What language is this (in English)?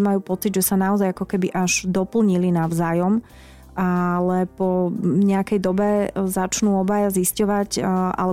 Slovak